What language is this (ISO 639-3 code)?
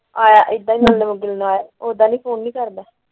pan